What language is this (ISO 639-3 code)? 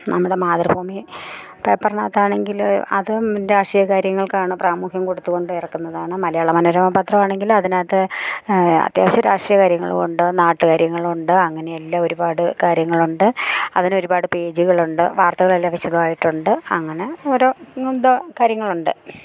mal